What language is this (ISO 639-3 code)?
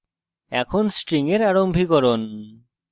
ben